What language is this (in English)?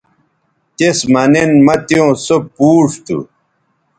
Bateri